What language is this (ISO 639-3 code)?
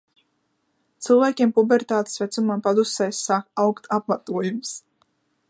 lav